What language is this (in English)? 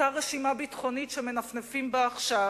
Hebrew